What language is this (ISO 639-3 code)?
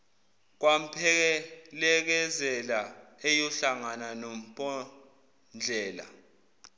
zul